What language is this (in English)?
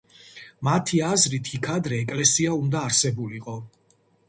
Georgian